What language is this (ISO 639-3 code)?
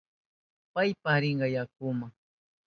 qup